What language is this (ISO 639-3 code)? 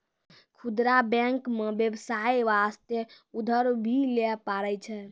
mai